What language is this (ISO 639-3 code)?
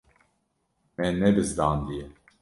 kur